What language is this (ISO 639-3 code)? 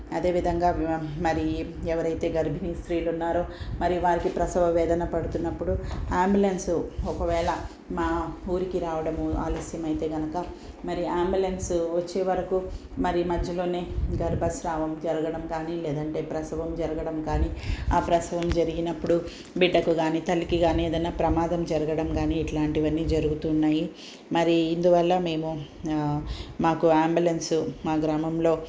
tel